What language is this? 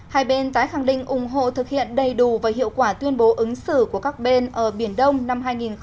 Vietnamese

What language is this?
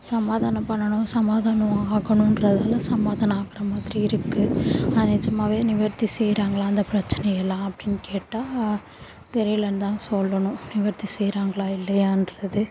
Tamil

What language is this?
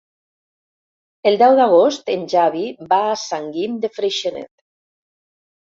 Catalan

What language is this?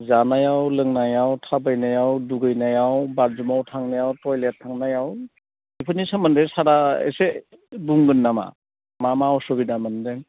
Bodo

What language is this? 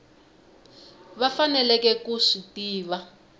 Tsonga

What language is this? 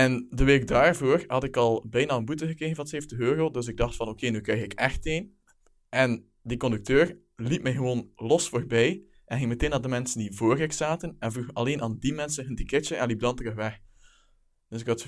Dutch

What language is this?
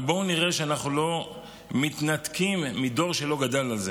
Hebrew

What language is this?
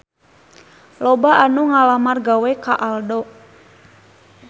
Sundanese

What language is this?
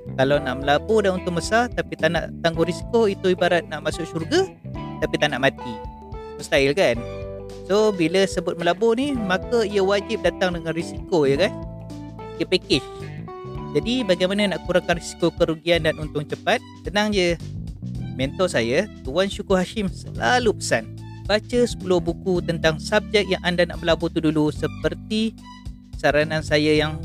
Malay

